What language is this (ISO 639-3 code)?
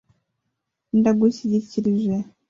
kin